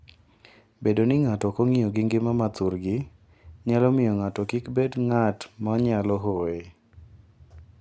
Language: Luo (Kenya and Tanzania)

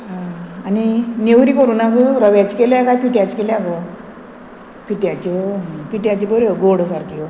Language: Konkani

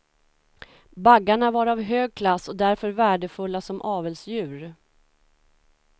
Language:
Swedish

